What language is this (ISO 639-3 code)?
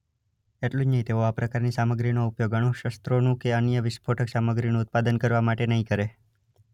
guj